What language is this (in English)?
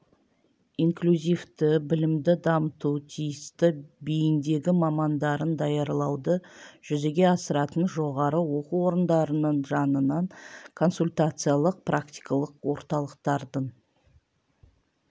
Kazakh